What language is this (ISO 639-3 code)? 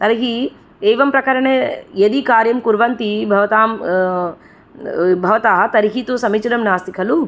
san